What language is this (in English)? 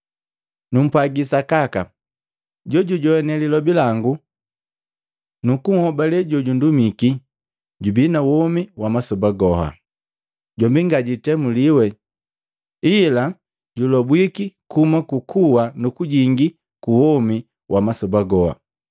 Matengo